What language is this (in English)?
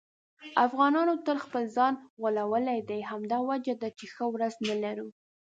Pashto